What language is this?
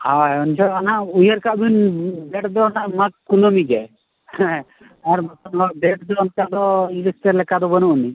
Santali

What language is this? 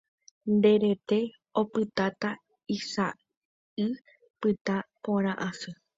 Guarani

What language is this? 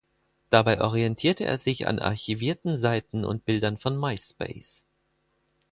German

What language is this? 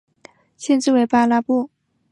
Chinese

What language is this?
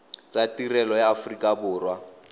Tswana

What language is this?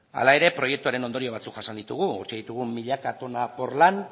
Basque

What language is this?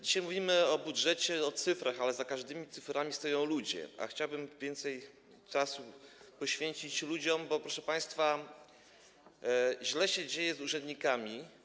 Polish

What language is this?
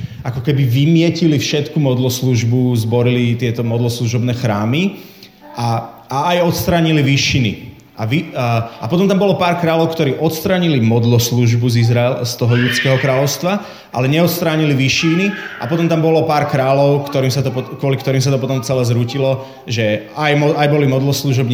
Slovak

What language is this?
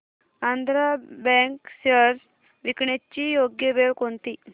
Marathi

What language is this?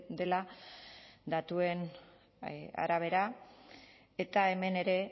Basque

